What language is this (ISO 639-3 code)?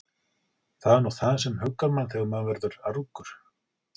isl